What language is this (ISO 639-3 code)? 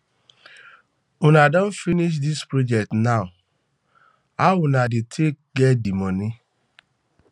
pcm